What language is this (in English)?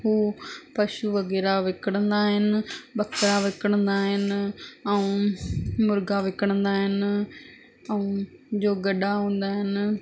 Sindhi